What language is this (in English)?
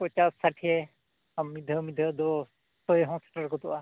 Santali